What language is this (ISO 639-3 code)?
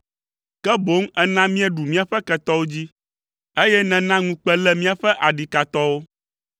ewe